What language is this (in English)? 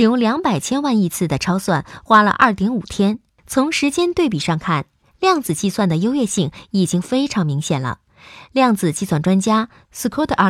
Chinese